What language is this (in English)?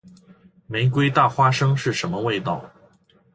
Chinese